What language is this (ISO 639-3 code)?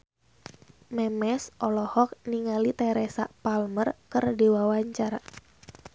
sun